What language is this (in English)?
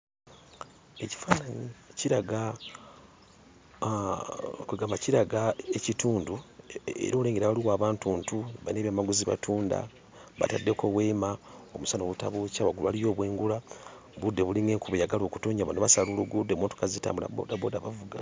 Ganda